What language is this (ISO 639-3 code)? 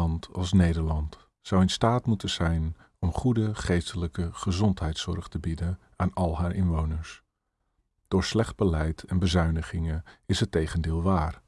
nld